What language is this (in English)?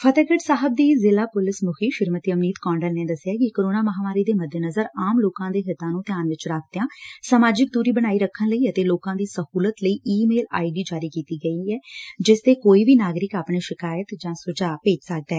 Punjabi